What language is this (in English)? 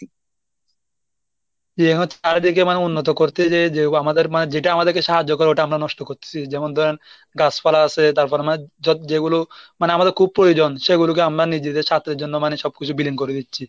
Bangla